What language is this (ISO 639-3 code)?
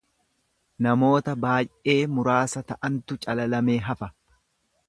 orm